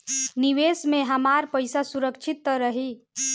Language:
Bhojpuri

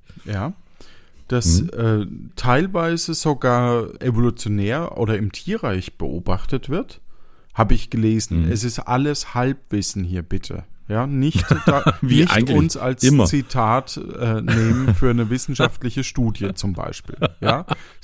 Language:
German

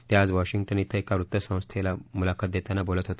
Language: Marathi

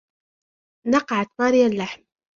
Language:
Arabic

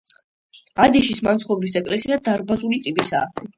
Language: Georgian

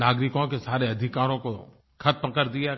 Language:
Hindi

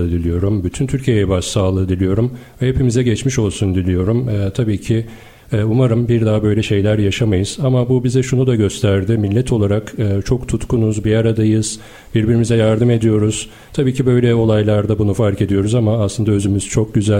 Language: Turkish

